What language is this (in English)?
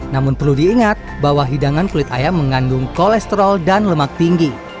Indonesian